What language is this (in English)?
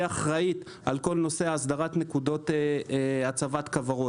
Hebrew